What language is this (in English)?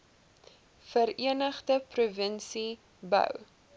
Afrikaans